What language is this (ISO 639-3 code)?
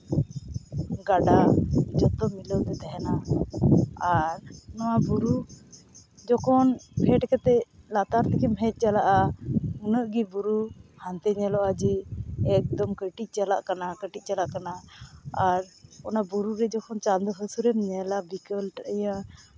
sat